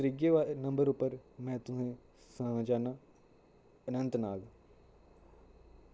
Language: Dogri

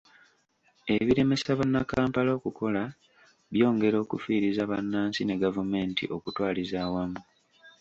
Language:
Ganda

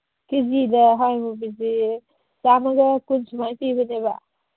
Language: Manipuri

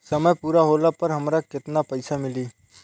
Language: Bhojpuri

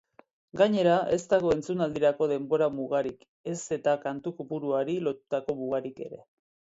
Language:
Basque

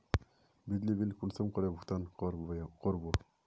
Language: Magahi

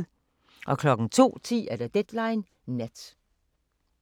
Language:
Danish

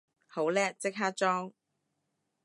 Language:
Cantonese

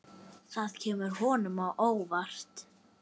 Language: Icelandic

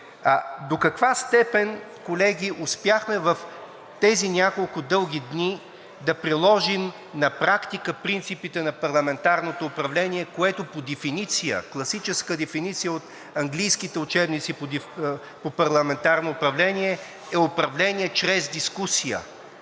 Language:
Bulgarian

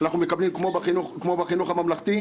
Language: Hebrew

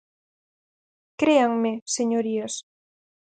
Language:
Galician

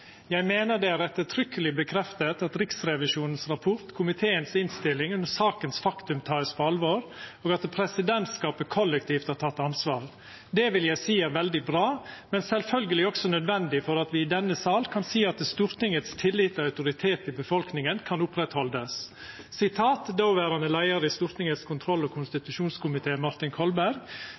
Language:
Norwegian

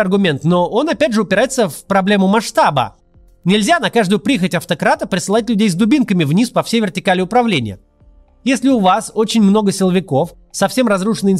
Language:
Russian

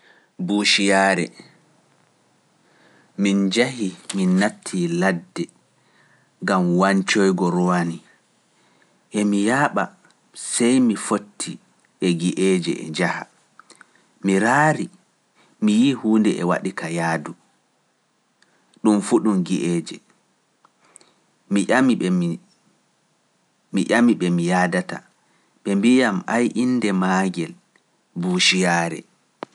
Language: Pular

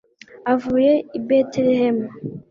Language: Kinyarwanda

